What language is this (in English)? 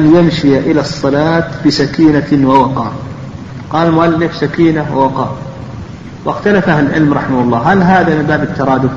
Arabic